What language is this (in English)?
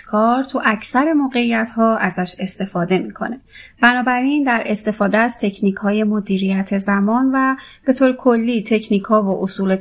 Persian